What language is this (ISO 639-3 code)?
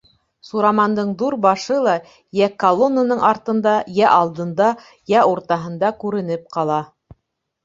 bak